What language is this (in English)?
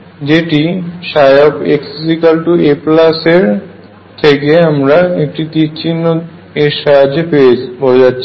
Bangla